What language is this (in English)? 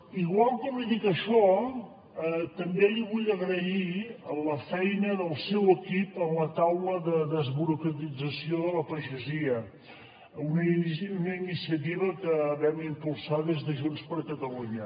Catalan